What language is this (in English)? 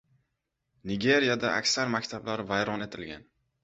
Uzbek